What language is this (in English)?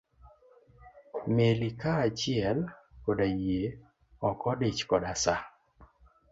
Luo (Kenya and Tanzania)